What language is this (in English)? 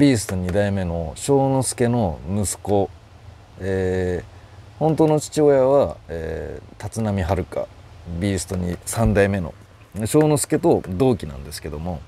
Japanese